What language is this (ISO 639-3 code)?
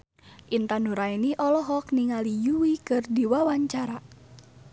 sun